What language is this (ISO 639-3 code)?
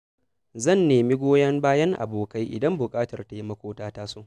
hau